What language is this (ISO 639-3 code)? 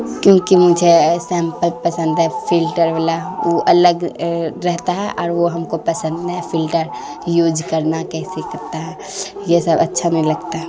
urd